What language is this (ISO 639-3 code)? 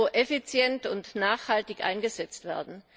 deu